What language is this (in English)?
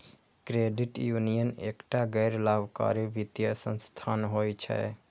Maithili